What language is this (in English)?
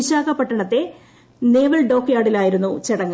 Malayalam